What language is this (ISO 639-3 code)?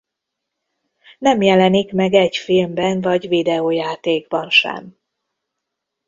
hun